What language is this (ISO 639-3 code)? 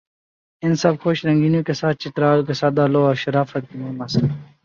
urd